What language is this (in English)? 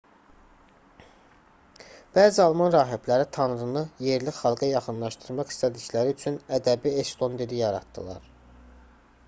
Azerbaijani